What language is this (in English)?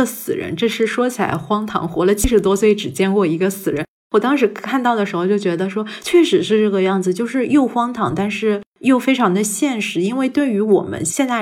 Chinese